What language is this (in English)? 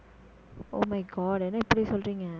Tamil